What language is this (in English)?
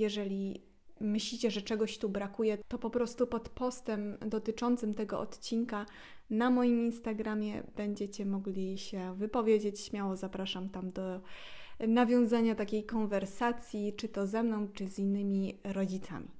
Polish